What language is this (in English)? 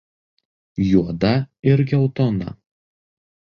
Lithuanian